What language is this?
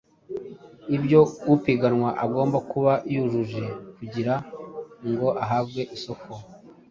Kinyarwanda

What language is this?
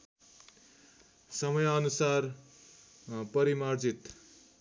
Nepali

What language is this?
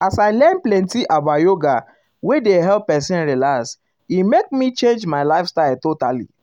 Nigerian Pidgin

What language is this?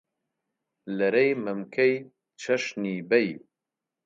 Central Kurdish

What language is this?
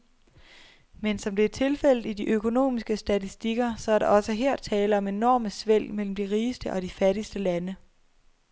Danish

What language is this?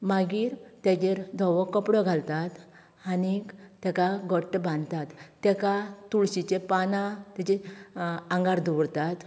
Konkani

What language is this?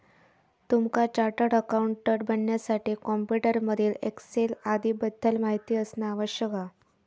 Marathi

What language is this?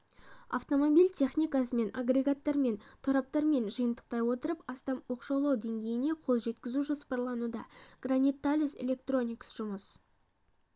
Kazakh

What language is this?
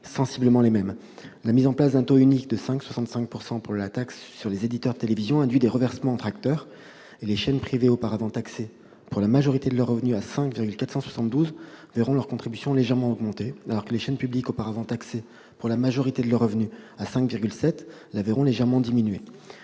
French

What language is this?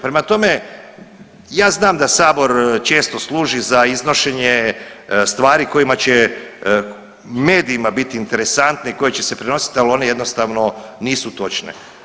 Croatian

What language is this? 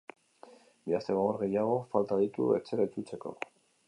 Basque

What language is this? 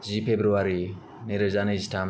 Bodo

